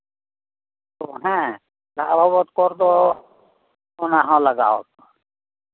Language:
Santali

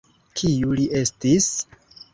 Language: Esperanto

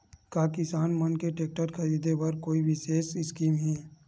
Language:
Chhattisgarhi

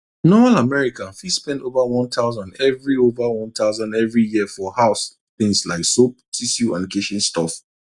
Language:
Nigerian Pidgin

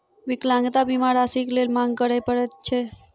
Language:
Maithili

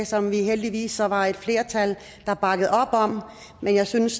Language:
Danish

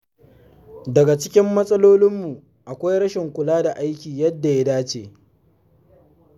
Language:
Hausa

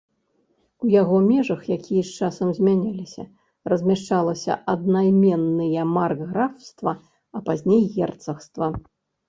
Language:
Belarusian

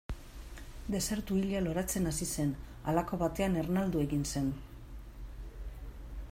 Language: Basque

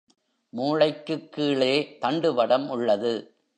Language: Tamil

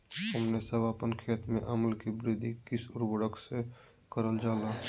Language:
Magahi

